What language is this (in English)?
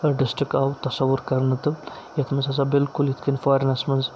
Kashmiri